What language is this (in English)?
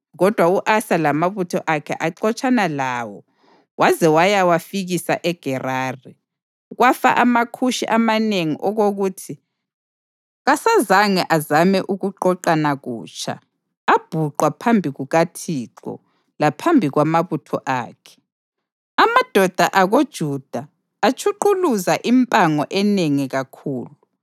North Ndebele